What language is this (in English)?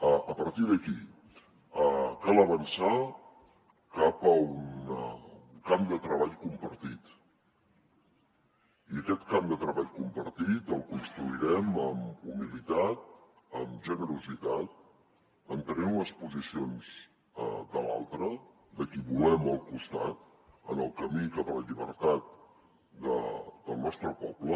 Catalan